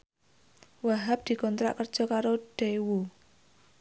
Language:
Javanese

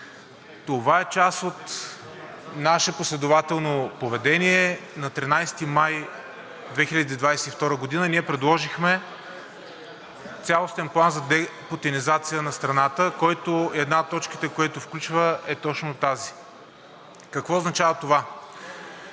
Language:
Bulgarian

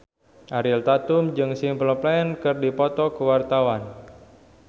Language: Sundanese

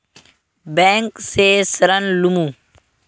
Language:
Magahi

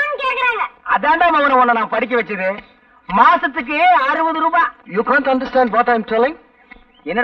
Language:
Tamil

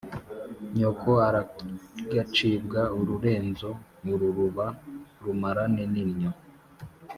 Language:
Kinyarwanda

